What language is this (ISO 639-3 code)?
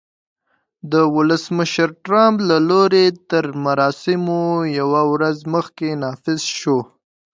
pus